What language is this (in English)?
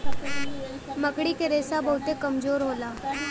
Bhojpuri